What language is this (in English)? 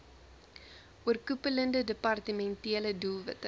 Afrikaans